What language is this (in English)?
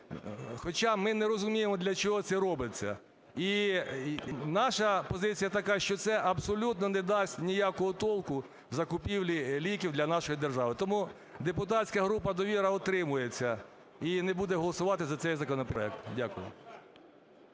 Ukrainian